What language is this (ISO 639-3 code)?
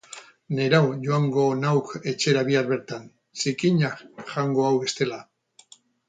eus